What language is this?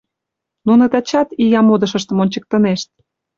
Mari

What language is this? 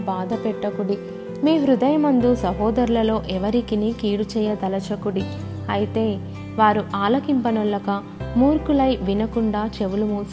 Telugu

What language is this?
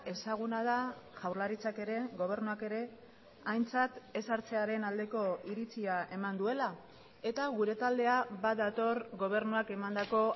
Basque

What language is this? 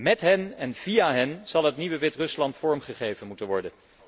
Dutch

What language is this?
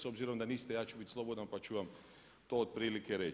Croatian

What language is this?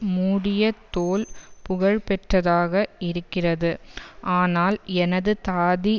Tamil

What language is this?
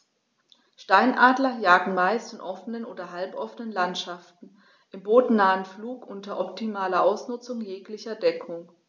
German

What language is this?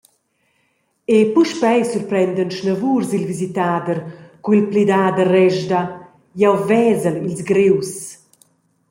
Romansh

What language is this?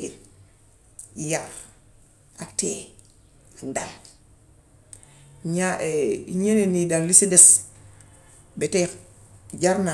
Gambian Wolof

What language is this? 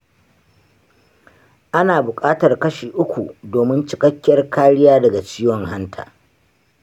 Hausa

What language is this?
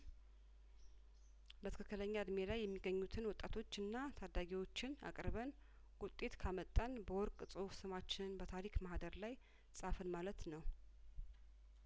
Amharic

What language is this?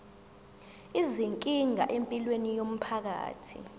Zulu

